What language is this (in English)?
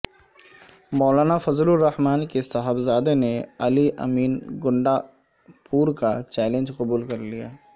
Urdu